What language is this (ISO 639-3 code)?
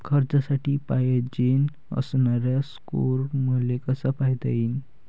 mar